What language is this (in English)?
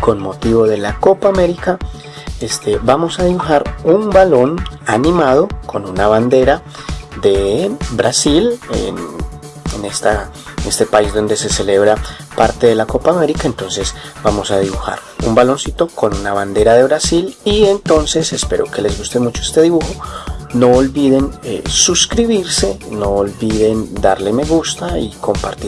Spanish